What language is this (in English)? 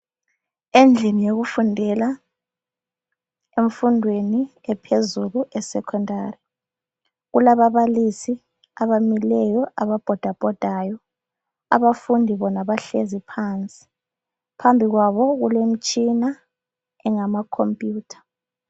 North Ndebele